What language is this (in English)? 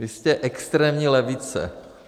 Czech